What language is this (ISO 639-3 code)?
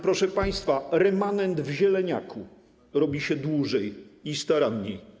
pol